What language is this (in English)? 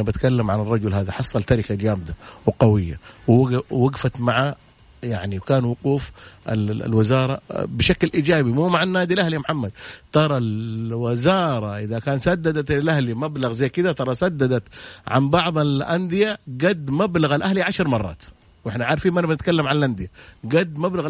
Arabic